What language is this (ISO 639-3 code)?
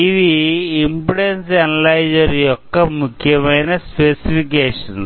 tel